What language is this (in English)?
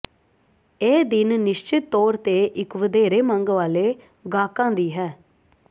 Punjabi